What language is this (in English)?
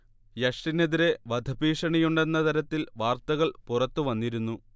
Malayalam